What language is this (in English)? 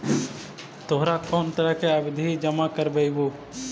Magahi